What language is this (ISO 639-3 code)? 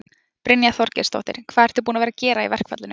isl